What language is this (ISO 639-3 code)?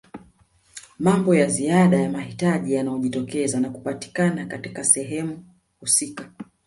swa